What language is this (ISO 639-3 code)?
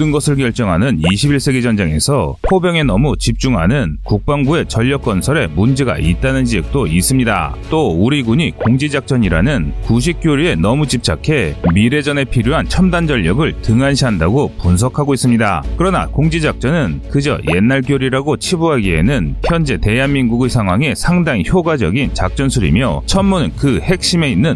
kor